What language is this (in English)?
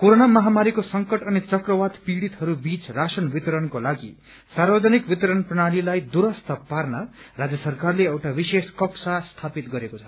Nepali